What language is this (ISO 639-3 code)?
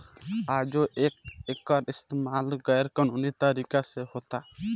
bho